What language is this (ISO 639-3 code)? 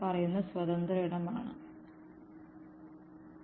mal